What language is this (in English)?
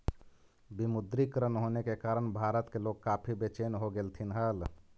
Magahi